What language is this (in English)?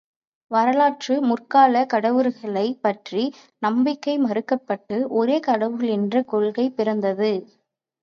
Tamil